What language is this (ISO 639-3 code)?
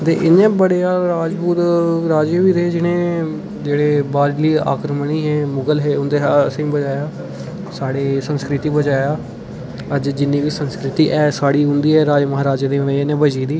doi